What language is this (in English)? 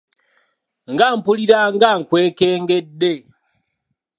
Ganda